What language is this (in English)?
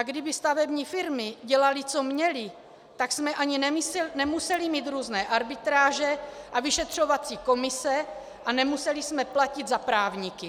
Czech